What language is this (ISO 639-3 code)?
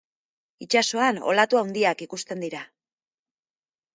eus